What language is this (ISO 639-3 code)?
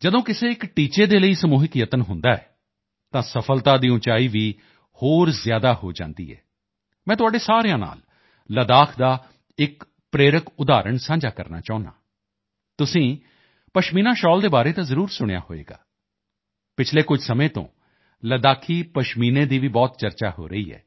pan